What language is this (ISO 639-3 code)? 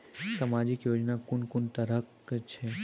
mai